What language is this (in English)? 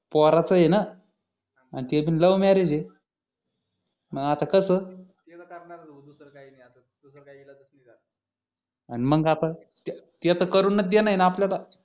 Marathi